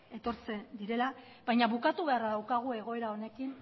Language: Basque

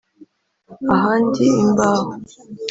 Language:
Kinyarwanda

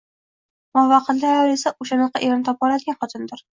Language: Uzbek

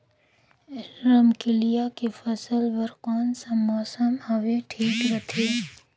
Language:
Chhattisgarhi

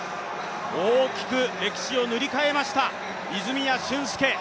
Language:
Japanese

